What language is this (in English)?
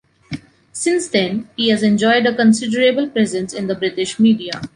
English